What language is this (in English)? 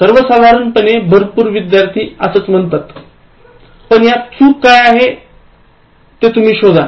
Marathi